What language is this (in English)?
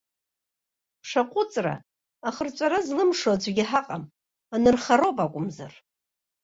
Abkhazian